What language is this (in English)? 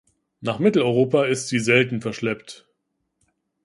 German